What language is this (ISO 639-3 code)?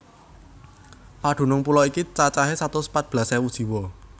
jav